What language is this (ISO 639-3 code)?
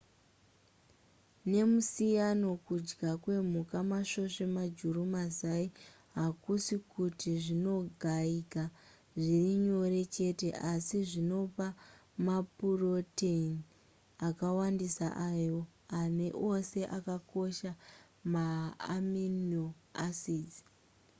sna